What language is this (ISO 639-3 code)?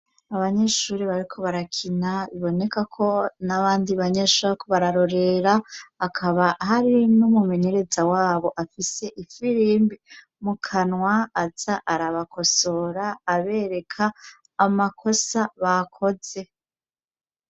run